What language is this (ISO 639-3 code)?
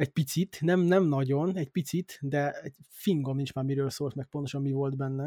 hun